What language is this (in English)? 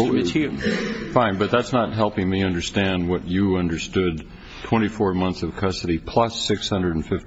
English